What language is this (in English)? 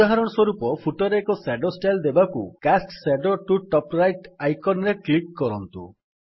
Odia